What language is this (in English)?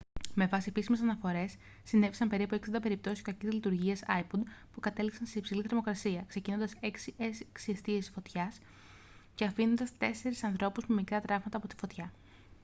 Greek